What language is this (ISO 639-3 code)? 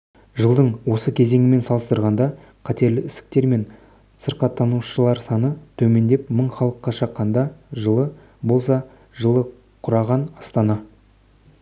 kaz